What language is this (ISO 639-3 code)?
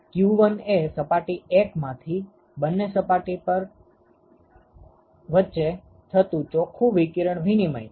guj